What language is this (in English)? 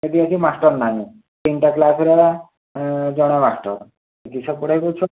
Odia